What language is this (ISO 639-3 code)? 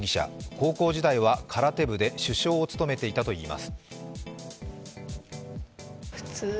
jpn